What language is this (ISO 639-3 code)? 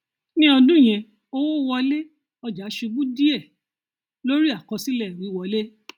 yor